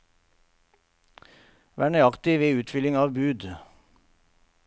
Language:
Norwegian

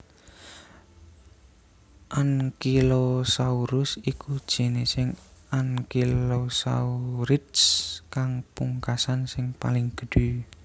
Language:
Javanese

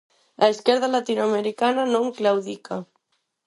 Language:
Galician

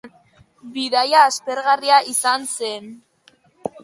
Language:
Basque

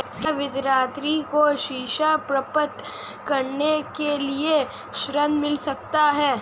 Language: Hindi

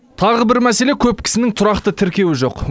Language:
Kazakh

